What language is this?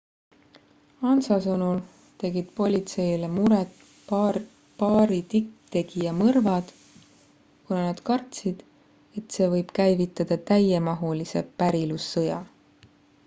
Estonian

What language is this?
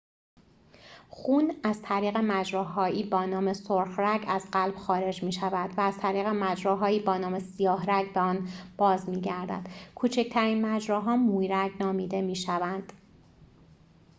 Persian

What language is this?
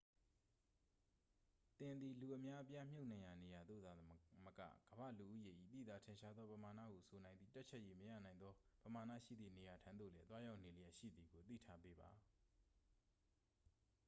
Burmese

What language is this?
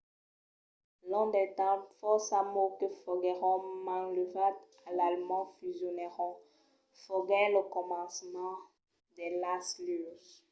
Occitan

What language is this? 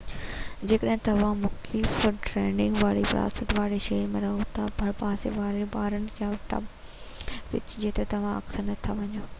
Sindhi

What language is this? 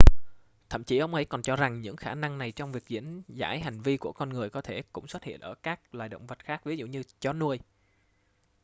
Vietnamese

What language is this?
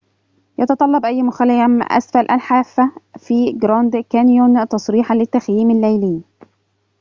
Arabic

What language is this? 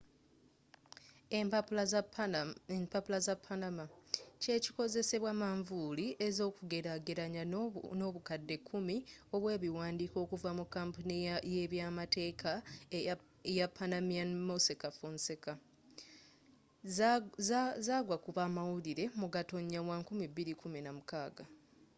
Ganda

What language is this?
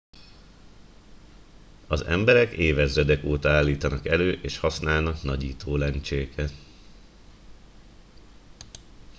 Hungarian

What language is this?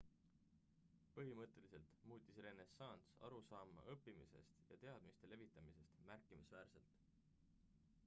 Estonian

